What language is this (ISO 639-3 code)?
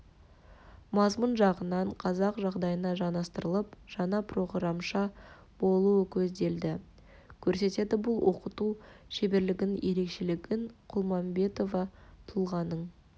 kaz